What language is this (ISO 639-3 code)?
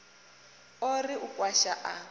ven